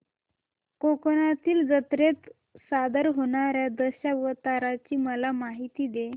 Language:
Marathi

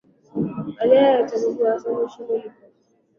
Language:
Swahili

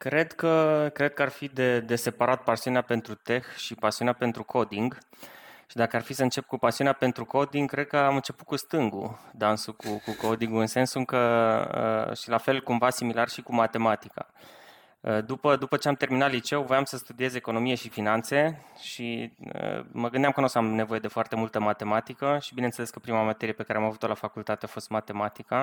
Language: Romanian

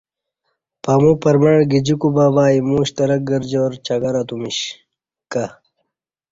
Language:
Kati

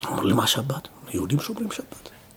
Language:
Hebrew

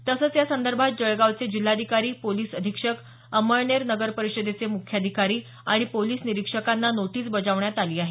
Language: Marathi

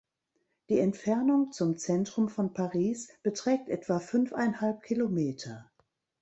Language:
German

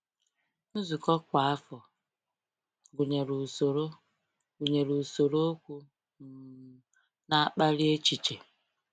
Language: Igbo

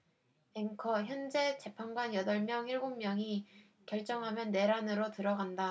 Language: Korean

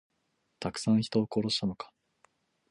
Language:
Japanese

